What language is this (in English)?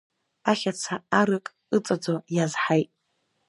Abkhazian